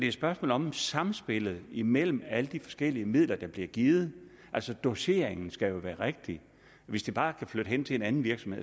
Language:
Danish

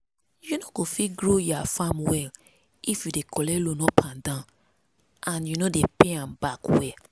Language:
Nigerian Pidgin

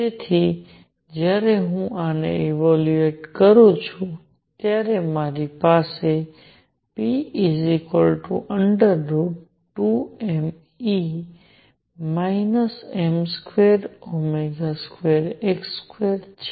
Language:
Gujarati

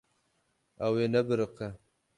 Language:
Kurdish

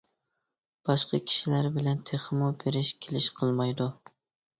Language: Uyghur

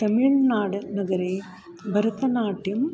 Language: Sanskrit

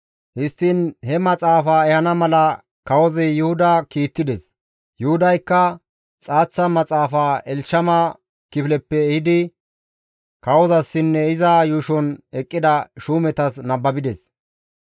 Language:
Gamo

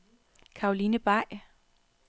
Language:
Danish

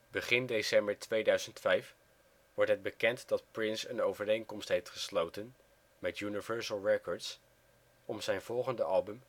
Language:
Dutch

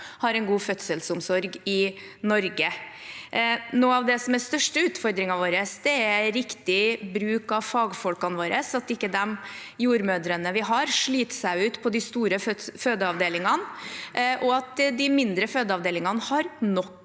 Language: Norwegian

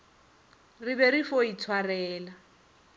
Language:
Northern Sotho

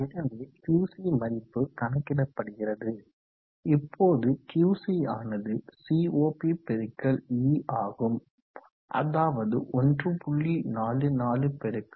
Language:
Tamil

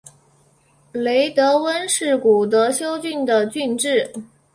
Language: Chinese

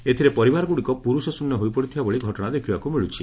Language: Odia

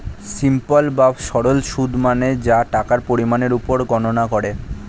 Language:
Bangla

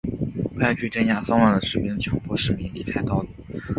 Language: Chinese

